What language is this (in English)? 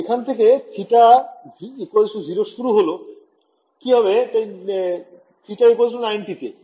Bangla